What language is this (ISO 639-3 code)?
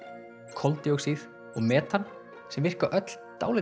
isl